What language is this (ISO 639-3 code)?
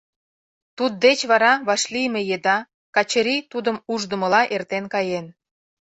chm